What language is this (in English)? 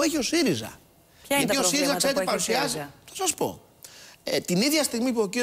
Greek